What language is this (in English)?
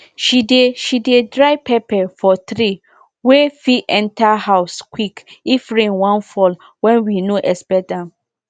Nigerian Pidgin